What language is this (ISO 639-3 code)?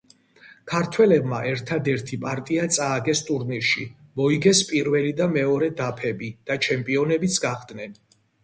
kat